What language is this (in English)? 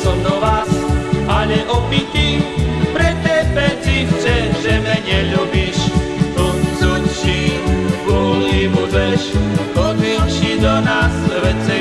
Slovak